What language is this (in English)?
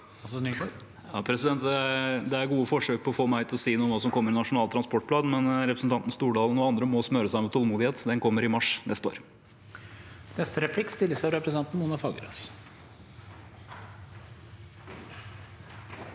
Norwegian